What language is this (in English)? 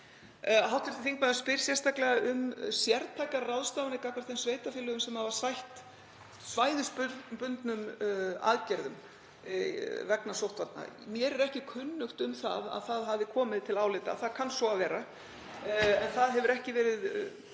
Icelandic